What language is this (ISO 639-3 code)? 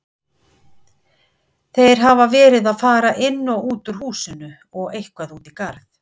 isl